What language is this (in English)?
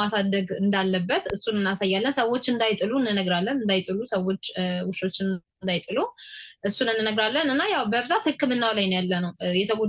Amharic